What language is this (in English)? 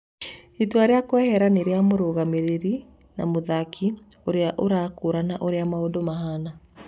Kikuyu